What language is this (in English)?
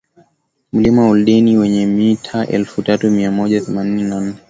Swahili